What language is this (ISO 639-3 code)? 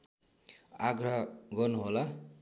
nep